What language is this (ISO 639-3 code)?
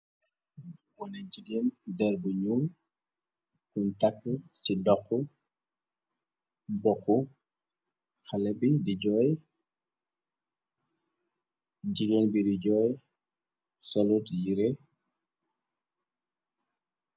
wol